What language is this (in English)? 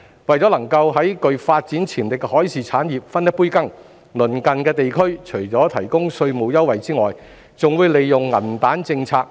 Cantonese